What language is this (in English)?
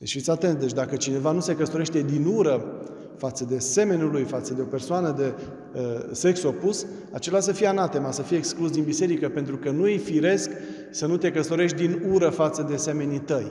Romanian